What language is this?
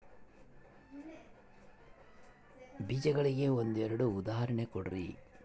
Kannada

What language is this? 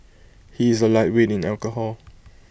English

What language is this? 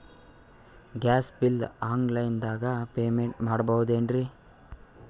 Kannada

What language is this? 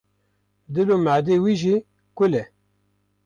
Kurdish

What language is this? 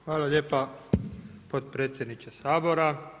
Croatian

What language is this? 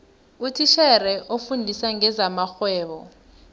South Ndebele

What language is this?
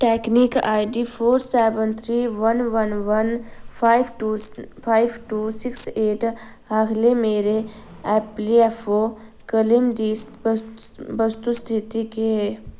Dogri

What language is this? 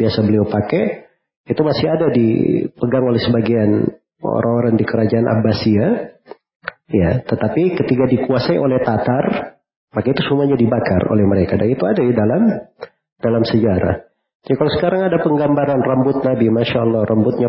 Indonesian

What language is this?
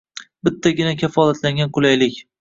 Uzbek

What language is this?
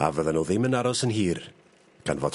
Welsh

